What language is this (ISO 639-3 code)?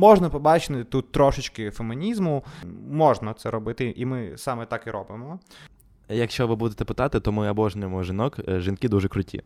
ukr